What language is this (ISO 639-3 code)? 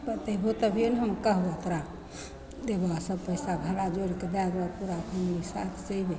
mai